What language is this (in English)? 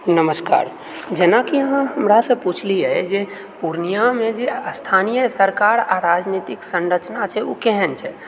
Maithili